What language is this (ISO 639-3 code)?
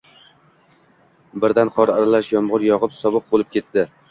uzb